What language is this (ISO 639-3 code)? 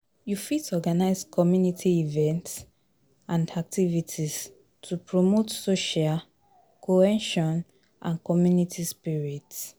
pcm